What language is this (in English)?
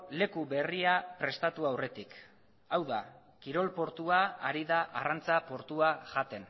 Basque